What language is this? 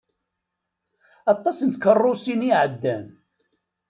Kabyle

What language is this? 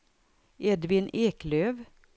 Swedish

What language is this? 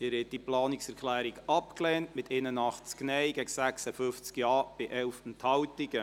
Swiss German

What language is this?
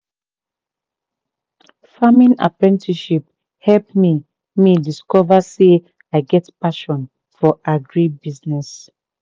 Nigerian Pidgin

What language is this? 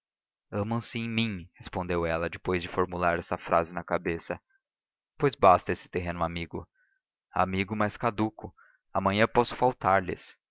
Portuguese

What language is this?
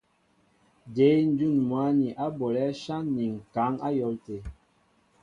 Mbo (Cameroon)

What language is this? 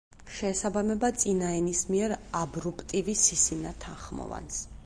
Georgian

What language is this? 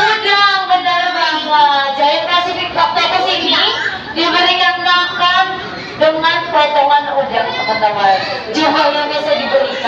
Indonesian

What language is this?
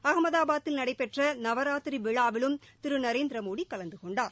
Tamil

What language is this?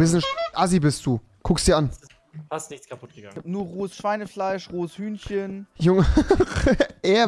German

